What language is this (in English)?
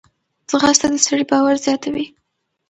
Pashto